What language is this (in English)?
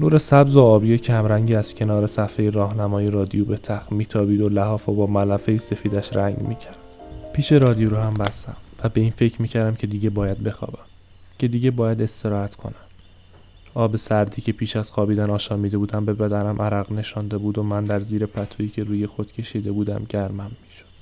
Persian